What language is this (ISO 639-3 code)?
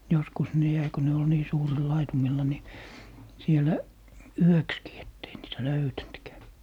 fin